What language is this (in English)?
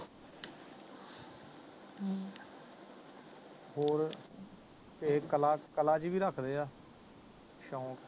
Punjabi